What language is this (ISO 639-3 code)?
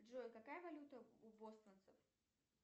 rus